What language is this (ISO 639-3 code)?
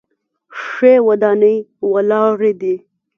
pus